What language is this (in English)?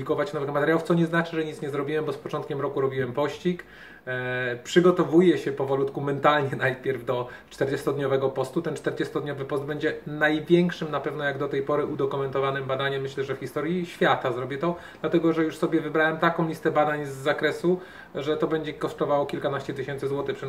Polish